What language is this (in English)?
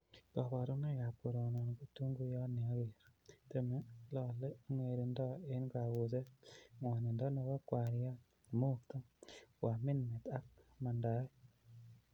Kalenjin